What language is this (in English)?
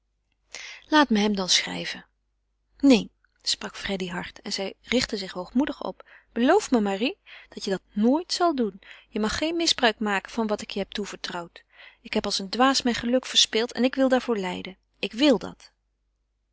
Dutch